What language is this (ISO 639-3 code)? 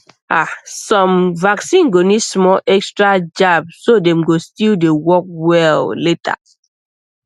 pcm